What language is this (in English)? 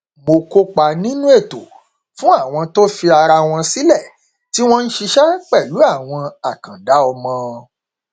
Yoruba